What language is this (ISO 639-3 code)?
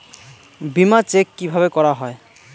ben